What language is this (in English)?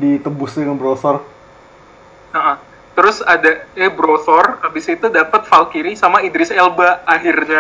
Indonesian